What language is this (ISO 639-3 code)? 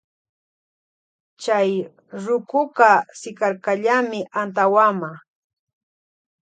qvj